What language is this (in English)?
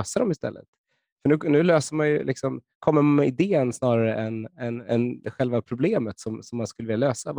Swedish